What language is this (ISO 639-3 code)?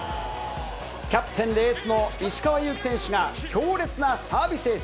jpn